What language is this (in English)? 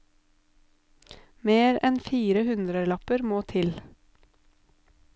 Norwegian